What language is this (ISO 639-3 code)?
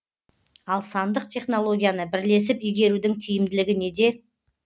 kaz